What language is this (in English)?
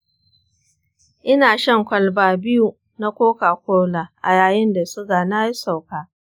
Hausa